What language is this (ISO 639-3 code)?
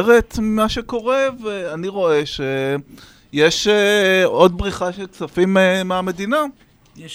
heb